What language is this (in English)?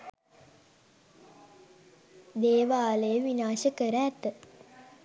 Sinhala